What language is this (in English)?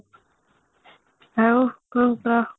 Odia